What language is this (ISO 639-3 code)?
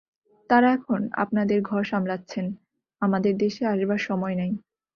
ben